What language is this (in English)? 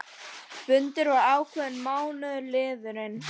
Icelandic